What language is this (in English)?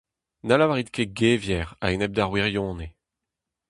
Breton